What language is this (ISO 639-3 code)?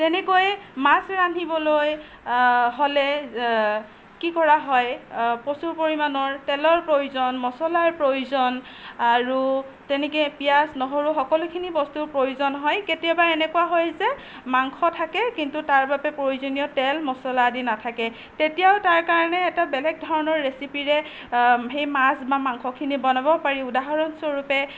asm